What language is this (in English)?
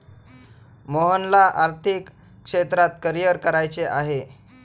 Marathi